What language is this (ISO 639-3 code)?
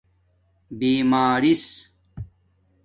dmk